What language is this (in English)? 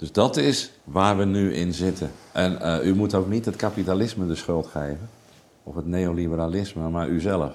Dutch